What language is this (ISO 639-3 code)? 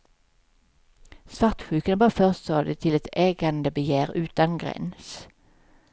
swe